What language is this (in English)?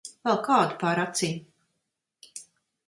Latvian